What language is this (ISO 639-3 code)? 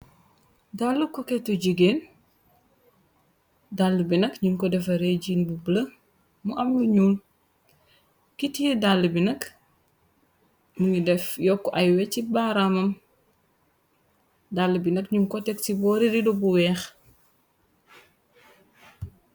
wol